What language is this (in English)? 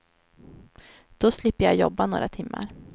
Swedish